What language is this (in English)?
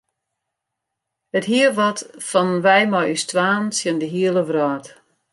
Western Frisian